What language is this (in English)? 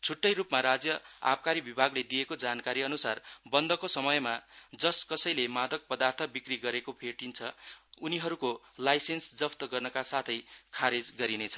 Nepali